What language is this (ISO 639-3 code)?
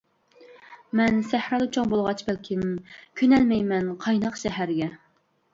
uig